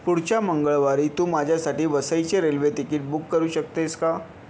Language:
Marathi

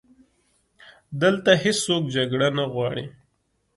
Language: Pashto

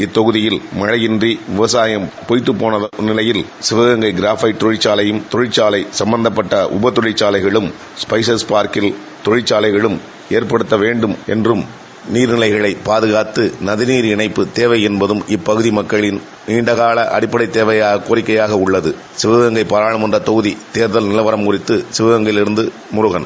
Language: Tamil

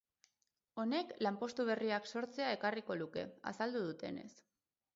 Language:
Basque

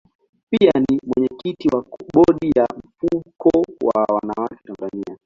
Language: Swahili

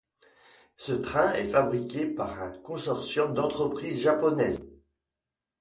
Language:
French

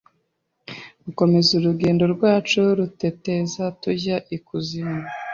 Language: Kinyarwanda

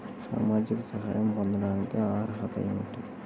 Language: Telugu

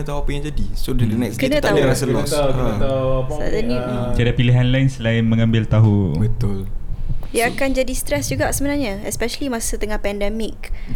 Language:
Malay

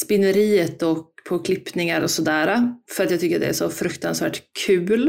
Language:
Swedish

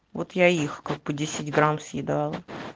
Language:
Russian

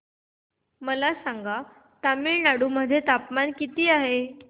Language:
Marathi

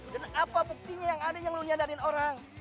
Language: Indonesian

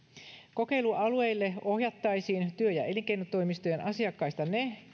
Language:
Finnish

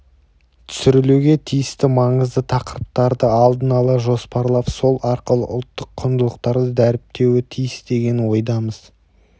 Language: Kazakh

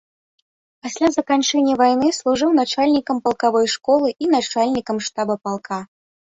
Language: Belarusian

